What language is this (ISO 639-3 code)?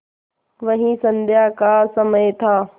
hin